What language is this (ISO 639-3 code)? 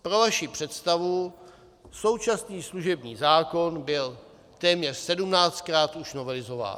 ces